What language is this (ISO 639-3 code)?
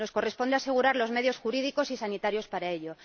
spa